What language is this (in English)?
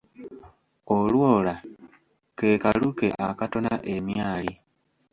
Ganda